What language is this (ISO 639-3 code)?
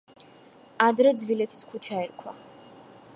kat